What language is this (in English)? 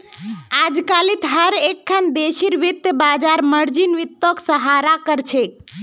Magahi